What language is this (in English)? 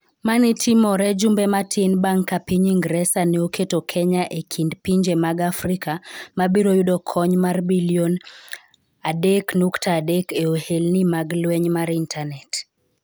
Luo (Kenya and Tanzania)